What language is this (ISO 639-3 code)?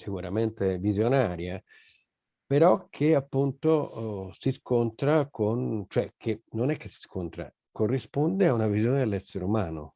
ita